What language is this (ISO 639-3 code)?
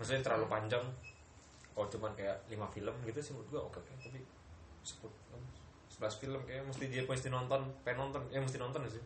ind